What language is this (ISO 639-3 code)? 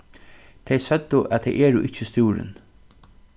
fao